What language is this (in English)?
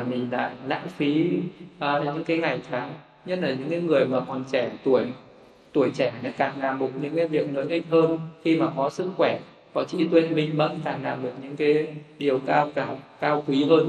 Vietnamese